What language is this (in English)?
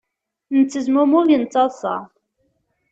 Kabyle